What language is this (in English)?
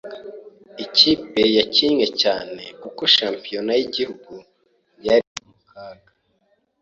Kinyarwanda